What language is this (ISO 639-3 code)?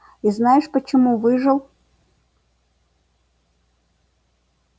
rus